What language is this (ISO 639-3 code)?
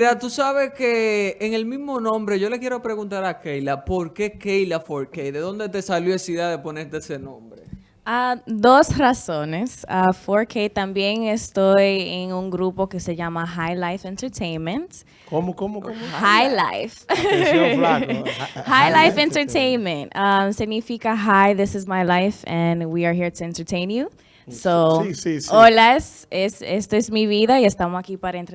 spa